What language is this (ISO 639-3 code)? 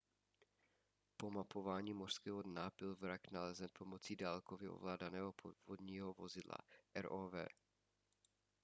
ces